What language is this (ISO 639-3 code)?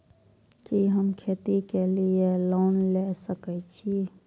mai